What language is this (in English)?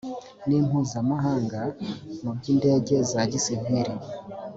Kinyarwanda